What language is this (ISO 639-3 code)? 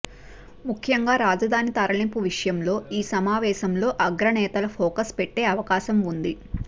tel